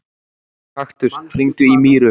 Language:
Icelandic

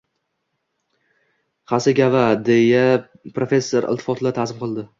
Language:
Uzbek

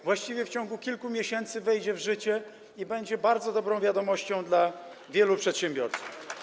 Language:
Polish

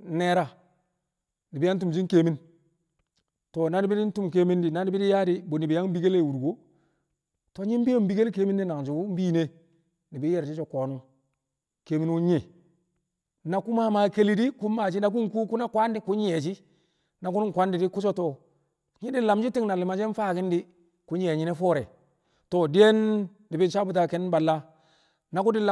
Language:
Kamo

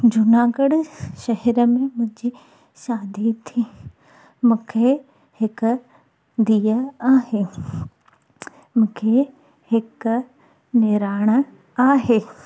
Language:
Sindhi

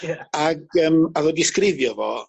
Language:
Welsh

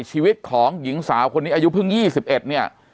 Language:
Thai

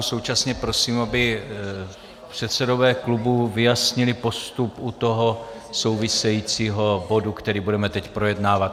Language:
Czech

